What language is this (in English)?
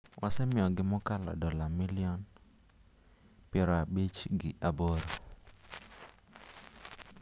Luo (Kenya and Tanzania)